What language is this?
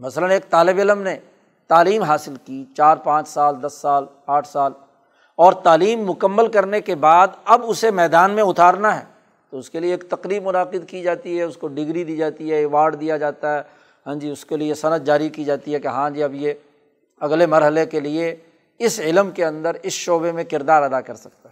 Urdu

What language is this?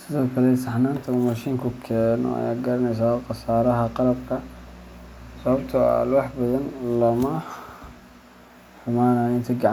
Somali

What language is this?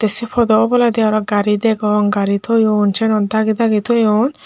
Chakma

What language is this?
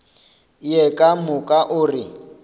Northern Sotho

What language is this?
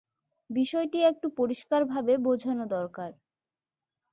Bangla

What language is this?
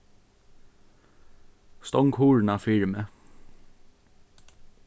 Faroese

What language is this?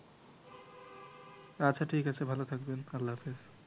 Bangla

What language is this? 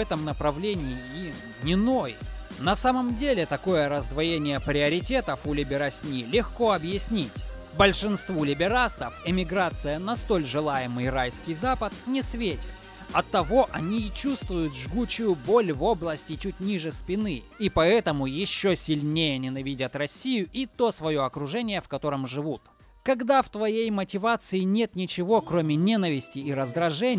Russian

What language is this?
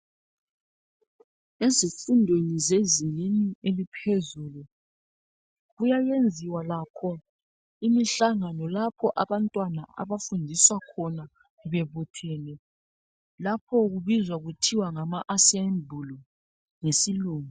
North Ndebele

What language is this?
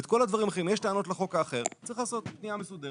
Hebrew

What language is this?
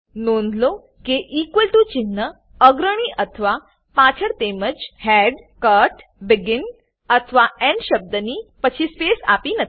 Gujarati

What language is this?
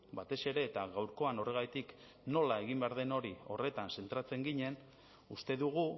Basque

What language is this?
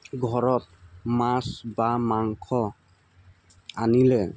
Assamese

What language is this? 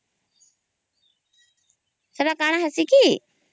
Odia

